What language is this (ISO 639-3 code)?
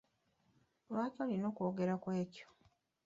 lug